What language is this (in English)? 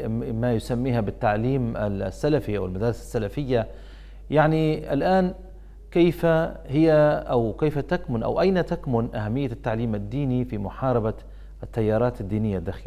Arabic